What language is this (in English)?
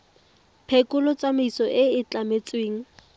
Tswana